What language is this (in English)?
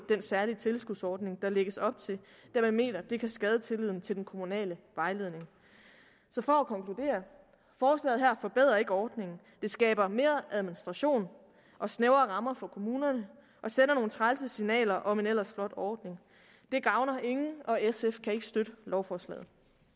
Danish